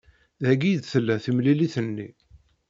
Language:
Kabyle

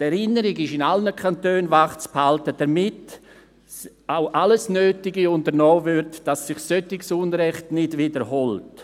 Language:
Swiss German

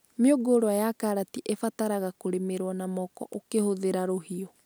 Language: Kikuyu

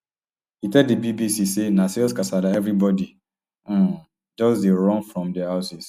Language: Nigerian Pidgin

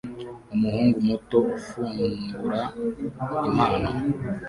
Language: Kinyarwanda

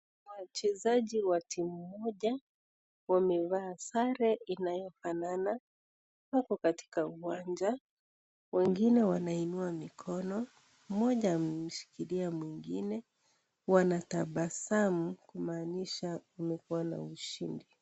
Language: Swahili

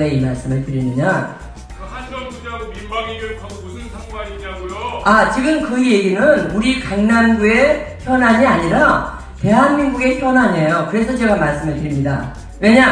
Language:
Korean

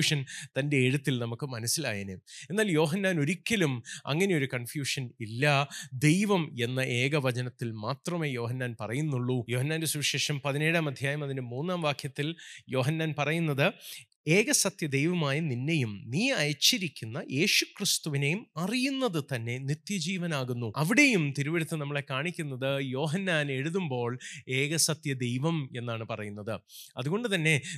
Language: Malayalam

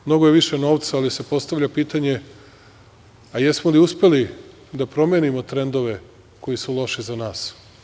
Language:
Serbian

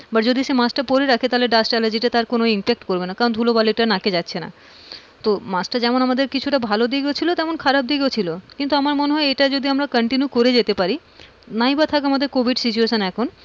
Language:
Bangla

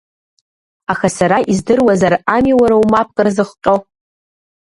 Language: Abkhazian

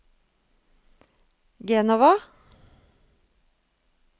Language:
Norwegian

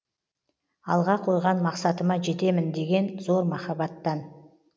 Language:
Kazakh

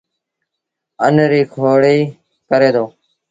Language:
Sindhi Bhil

